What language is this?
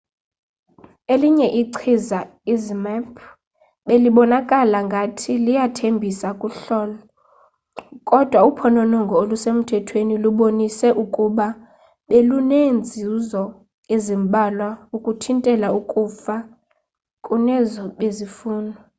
Xhosa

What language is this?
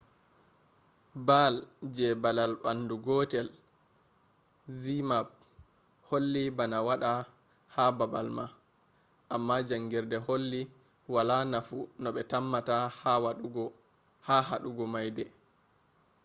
Fula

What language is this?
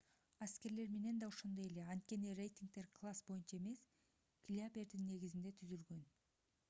Kyrgyz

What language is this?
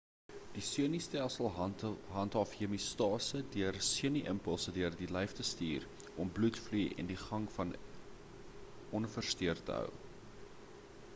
Afrikaans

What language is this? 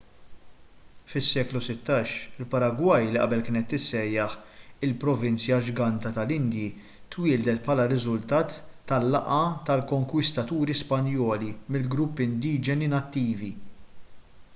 Maltese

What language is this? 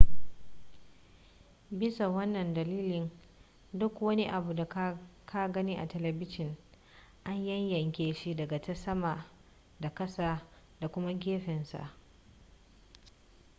Hausa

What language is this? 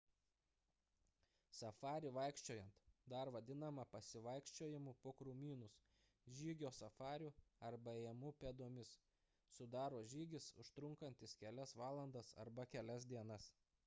Lithuanian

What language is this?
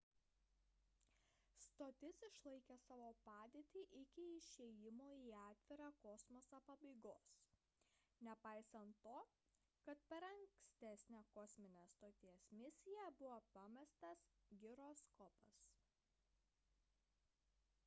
Lithuanian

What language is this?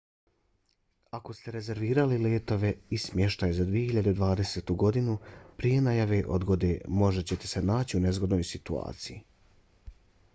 Bosnian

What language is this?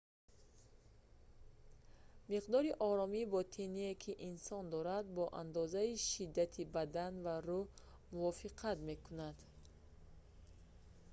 Tajik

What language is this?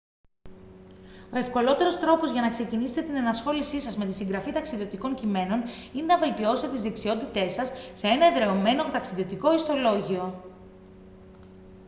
Greek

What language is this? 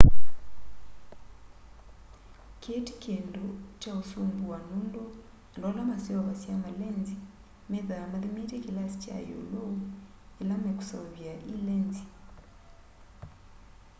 Kamba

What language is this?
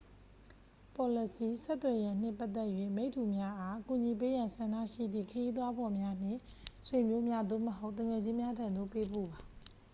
Burmese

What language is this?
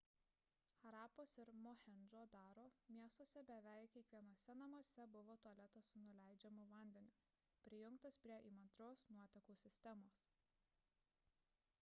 Lithuanian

